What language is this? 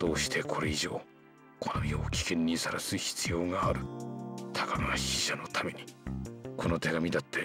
Japanese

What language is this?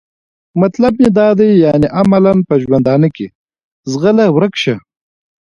Pashto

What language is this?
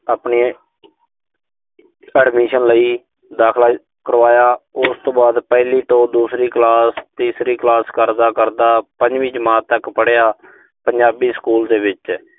Punjabi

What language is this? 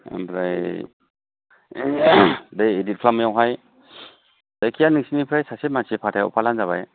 Bodo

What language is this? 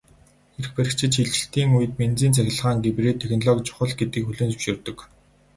Mongolian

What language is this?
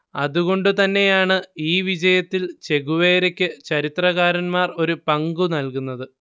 Malayalam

